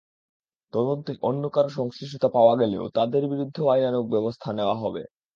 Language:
Bangla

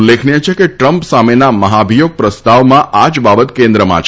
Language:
Gujarati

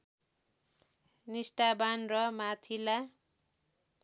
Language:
Nepali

